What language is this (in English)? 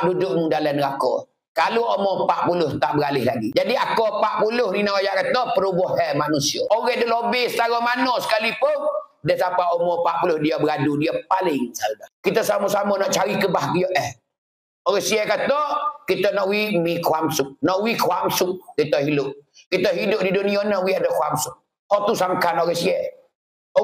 Malay